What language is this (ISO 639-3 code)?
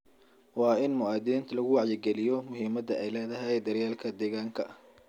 som